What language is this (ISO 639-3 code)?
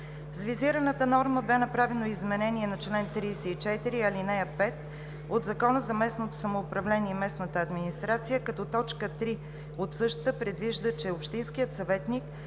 bul